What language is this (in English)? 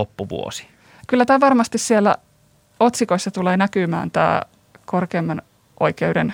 Finnish